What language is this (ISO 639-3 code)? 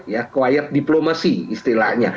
ind